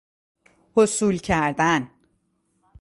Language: Persian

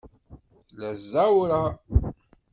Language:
Kabyle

